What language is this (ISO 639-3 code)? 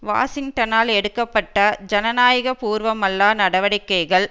tam